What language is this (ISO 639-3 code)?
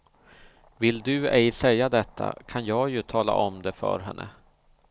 swe